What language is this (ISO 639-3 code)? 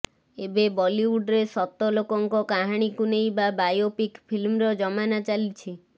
ori